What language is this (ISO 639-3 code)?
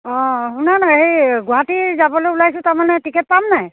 asm